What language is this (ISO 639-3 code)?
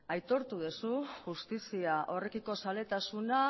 eus